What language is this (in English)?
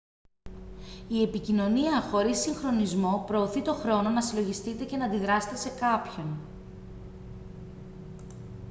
Greek